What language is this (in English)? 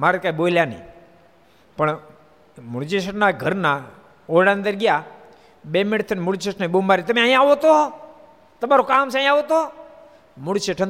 Gujarati